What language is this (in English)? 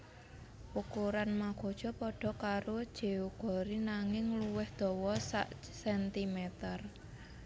Javanese